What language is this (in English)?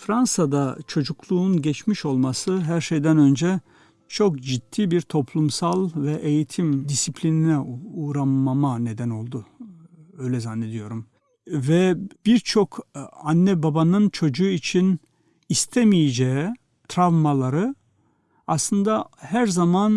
Turkish